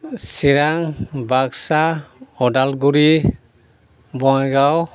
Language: Bodo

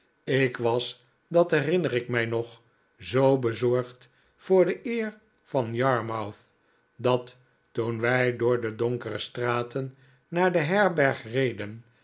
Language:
Dutch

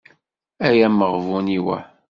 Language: Kabyle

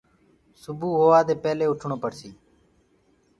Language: Gurgula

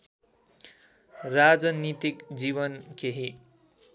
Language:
Nepali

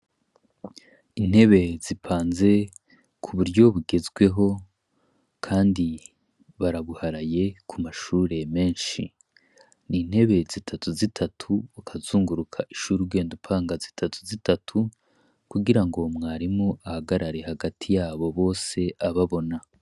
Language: Rundi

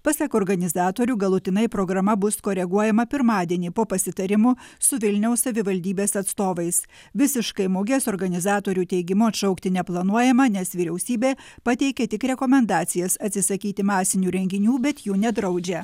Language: Lithuanian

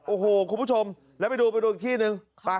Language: Thai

